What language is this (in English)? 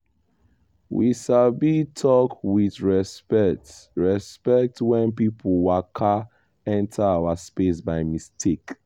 Nigerian Pidgin